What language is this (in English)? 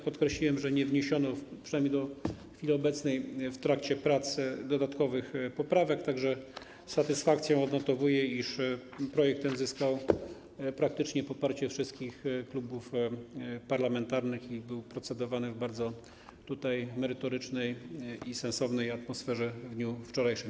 Polish